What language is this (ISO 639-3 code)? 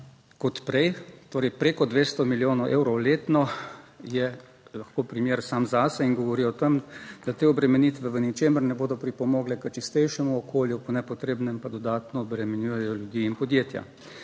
slv